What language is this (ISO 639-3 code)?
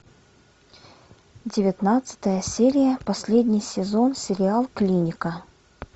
rus